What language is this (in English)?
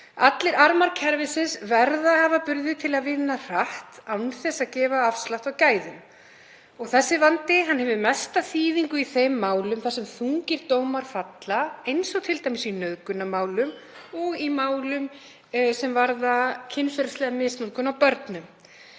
Icelandic